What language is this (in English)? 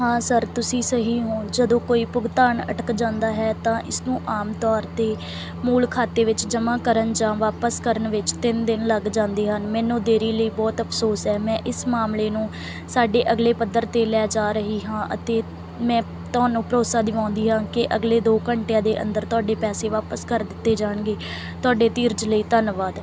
Punjabi